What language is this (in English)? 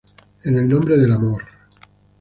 Spanish